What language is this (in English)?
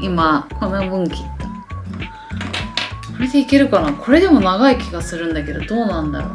Japanese